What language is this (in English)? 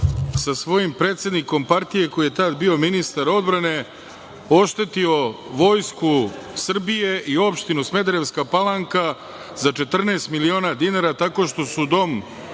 Serbian